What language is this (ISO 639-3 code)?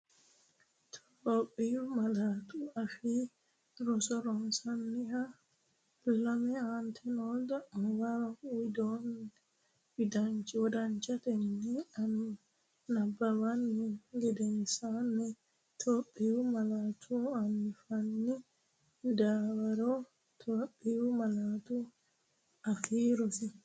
sid